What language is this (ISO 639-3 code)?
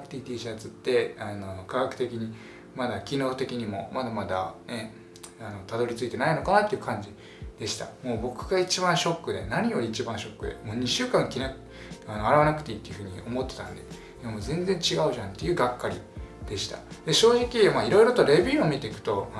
jpn